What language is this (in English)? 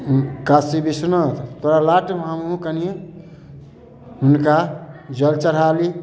Maithili